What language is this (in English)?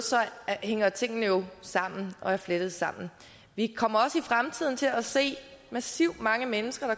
Danish